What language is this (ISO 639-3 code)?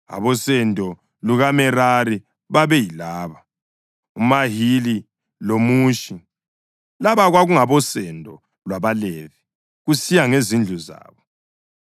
nde